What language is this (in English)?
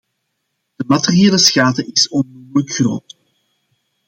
Dutch